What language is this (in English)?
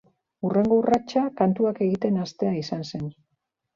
Basque